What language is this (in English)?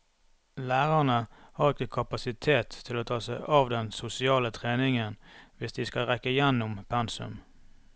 Norwegian